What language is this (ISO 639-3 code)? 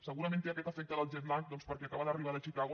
cat